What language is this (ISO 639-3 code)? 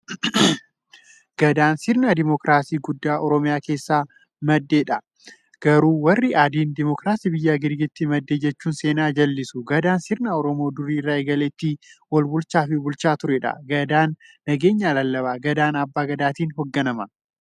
orm